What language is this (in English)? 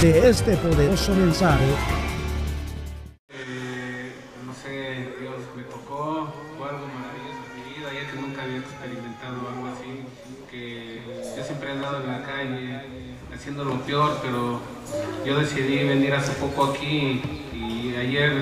Spanish